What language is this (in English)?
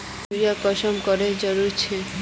Magahi